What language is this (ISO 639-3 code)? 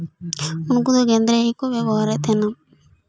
sat